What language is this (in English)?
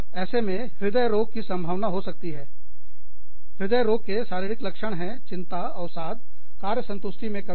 Hindi